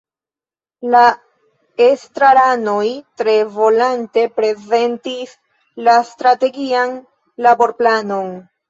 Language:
Esperanto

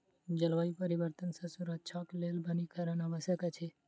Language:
Maithili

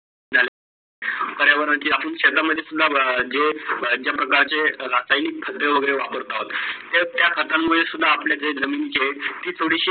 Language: Marathi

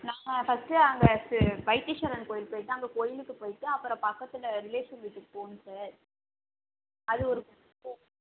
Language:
Tamil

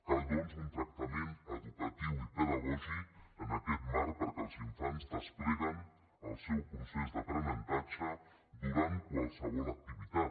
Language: Catalan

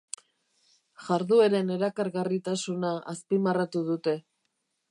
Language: Basque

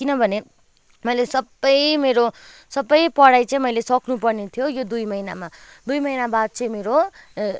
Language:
Nepali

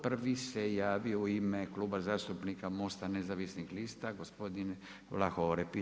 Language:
Croatian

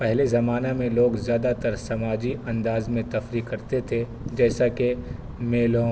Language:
Urdu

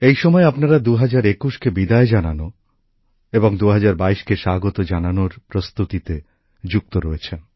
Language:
Bangla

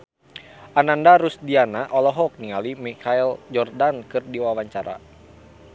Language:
Sundanese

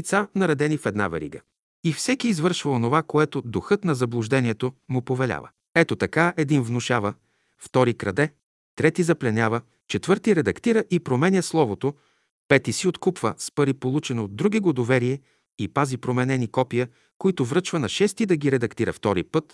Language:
Bulgarian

